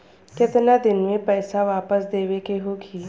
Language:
Bhojpuri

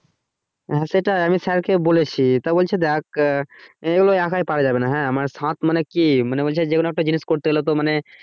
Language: Bangla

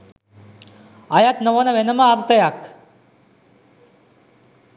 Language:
Sinhala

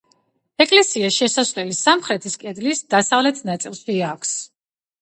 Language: Georgian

